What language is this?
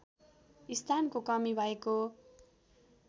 Nepali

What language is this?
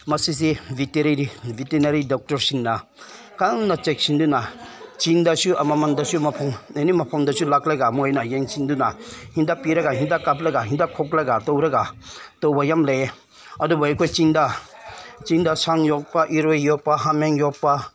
Manipuri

